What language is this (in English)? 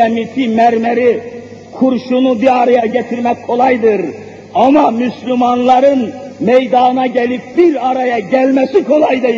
Turkish